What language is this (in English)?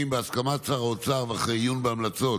Hebrew